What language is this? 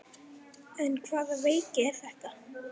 Icelandic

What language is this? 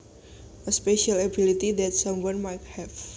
Javanese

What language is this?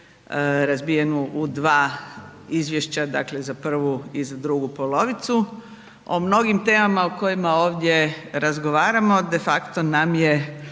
Croatian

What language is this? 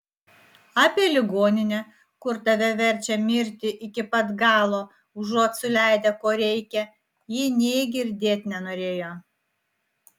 Lithuanian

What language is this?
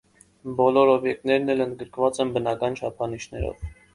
Armenian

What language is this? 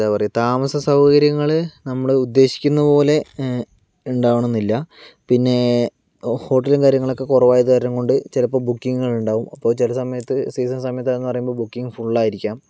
Malayalam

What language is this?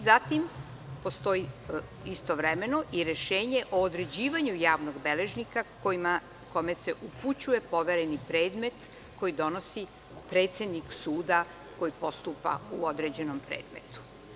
Serbian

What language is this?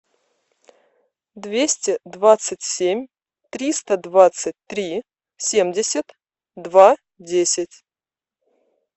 Russian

